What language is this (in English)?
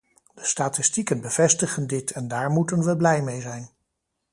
Dutch